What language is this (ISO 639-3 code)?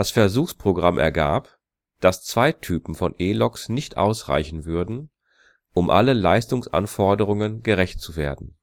deu